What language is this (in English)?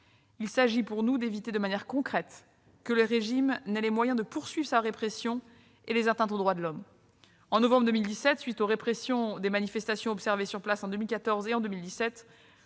French